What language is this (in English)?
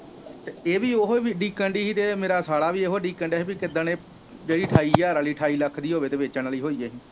Punjabi